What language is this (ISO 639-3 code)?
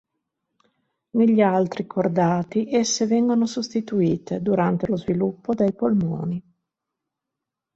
ita